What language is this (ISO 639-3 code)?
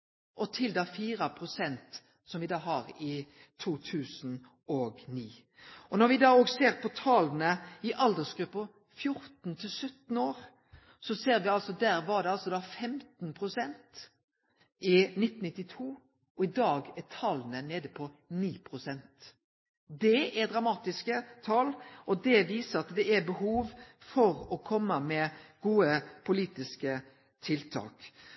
nno